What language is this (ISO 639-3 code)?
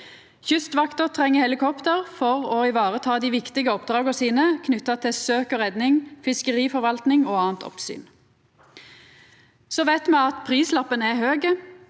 nor